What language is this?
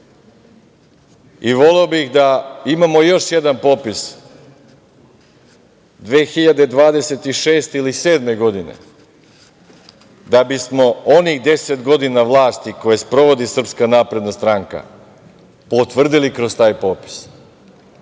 Serbian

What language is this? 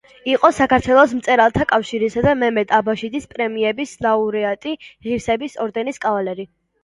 Georgian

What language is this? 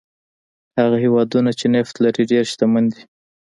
Pashto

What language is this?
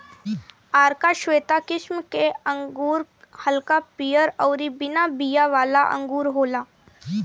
Bhojpuri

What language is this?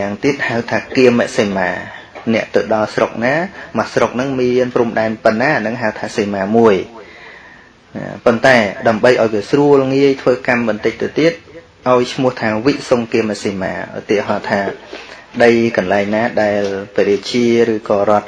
Vietnamese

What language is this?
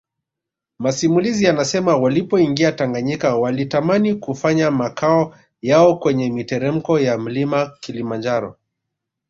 Swahili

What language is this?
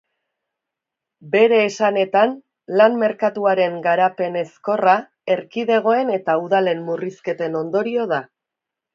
Basque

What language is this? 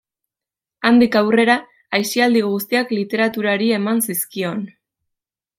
Basque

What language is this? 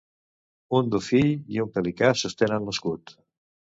Catalan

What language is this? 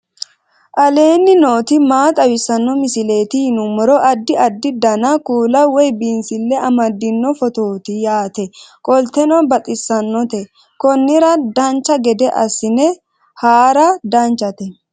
Sidamo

